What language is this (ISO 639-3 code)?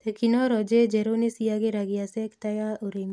kik